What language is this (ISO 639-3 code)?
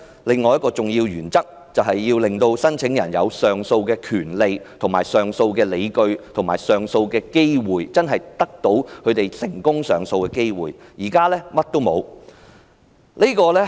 yue